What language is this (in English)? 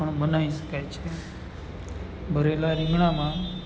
Gujarati